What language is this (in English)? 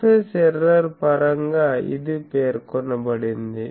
Telugu